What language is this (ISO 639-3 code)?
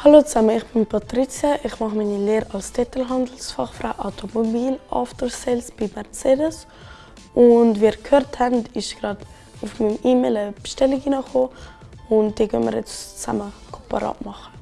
deu